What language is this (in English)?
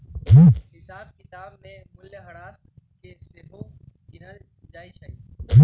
Magahi